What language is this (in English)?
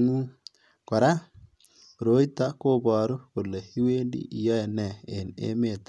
Kalenjin